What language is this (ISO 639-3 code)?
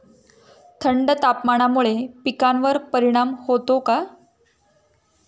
mar